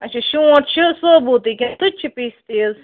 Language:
Kashmiri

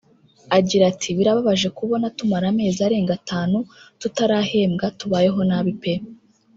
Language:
Kinyarwanda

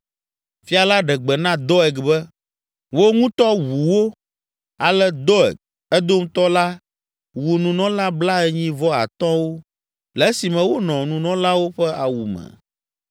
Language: Ewe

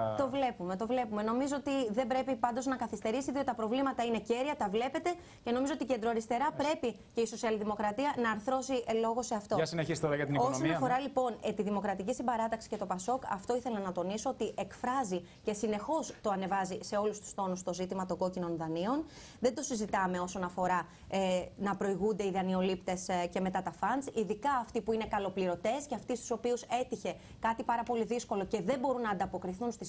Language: Greek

